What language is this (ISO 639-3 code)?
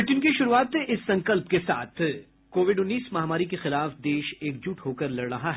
hin